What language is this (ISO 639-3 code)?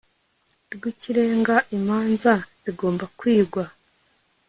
kin